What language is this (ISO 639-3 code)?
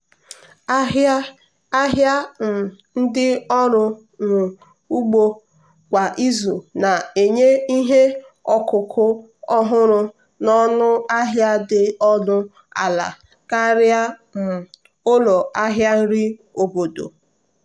ibo